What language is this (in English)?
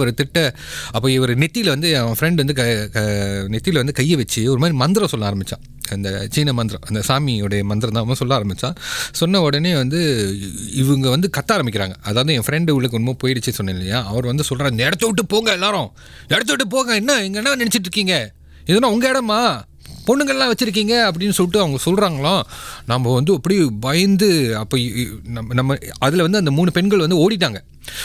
Tamil